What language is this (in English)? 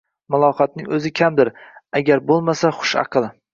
Uzbek